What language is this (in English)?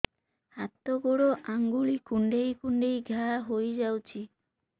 Odia